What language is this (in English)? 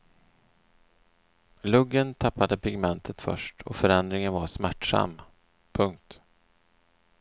Swedish